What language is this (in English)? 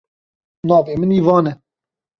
Kurdish